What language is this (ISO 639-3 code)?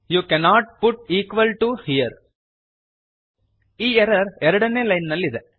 kan